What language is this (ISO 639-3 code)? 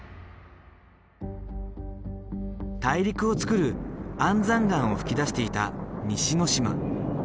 jpn